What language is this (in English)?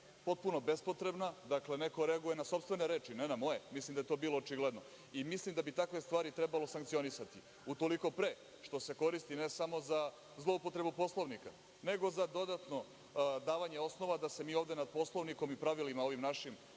Serbian